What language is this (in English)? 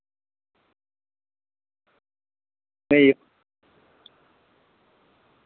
Dogri